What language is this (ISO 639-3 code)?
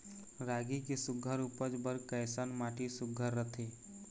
hne